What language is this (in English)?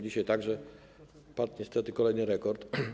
Polish